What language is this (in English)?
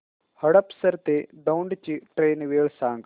Marathi